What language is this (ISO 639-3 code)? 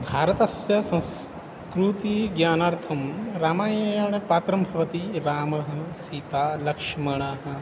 san